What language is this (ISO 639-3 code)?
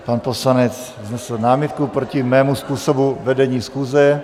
ces